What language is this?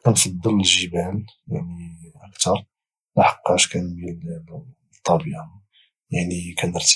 Moroccan Arabic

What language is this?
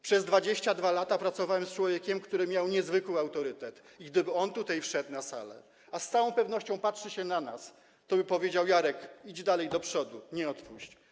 Polish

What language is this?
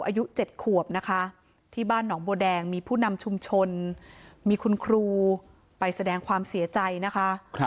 Thai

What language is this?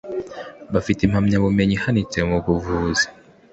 Kinyarwanda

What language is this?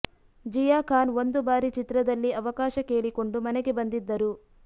Kannada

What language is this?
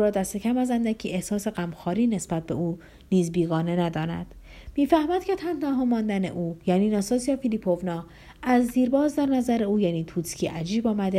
Persian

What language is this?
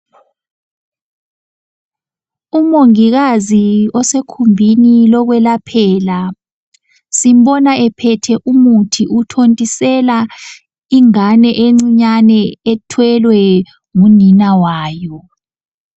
North Ndebele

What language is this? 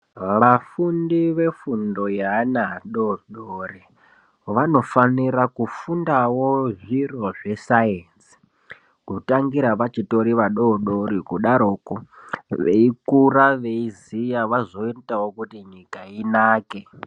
Ndau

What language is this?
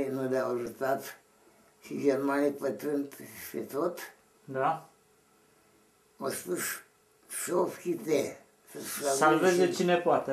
Romanian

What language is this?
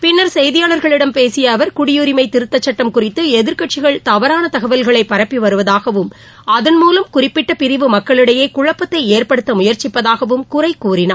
Tamil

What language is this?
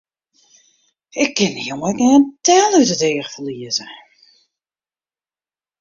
Western Frisian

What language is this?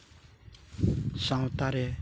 Santali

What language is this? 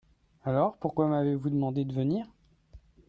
French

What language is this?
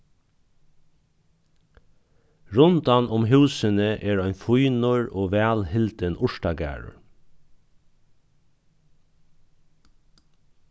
Faroese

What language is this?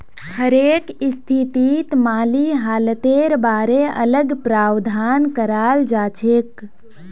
Magahi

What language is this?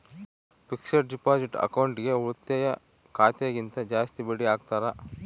Kannada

